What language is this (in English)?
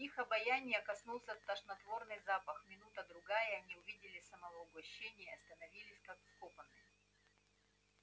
Russian